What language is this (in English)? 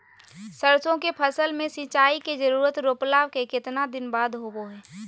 Magahi